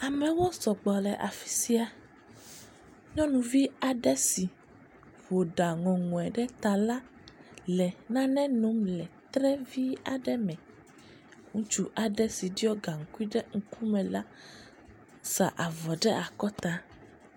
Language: Ewe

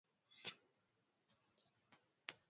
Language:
Swahili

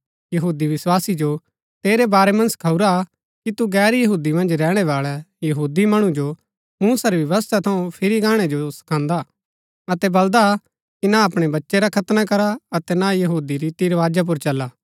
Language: Gaddi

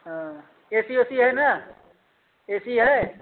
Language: Hindi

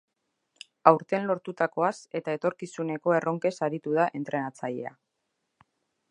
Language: Basque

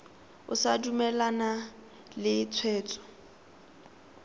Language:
Tswana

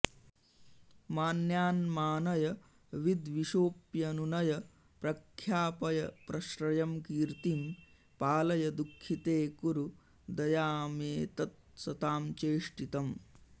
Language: Sanskrit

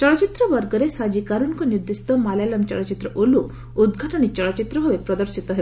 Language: Odia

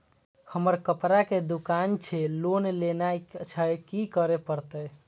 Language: Maithili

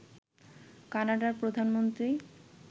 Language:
Bangla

